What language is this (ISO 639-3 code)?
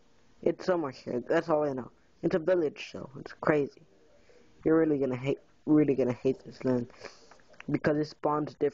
eng